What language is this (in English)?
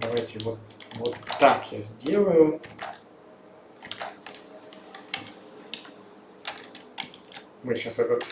Russian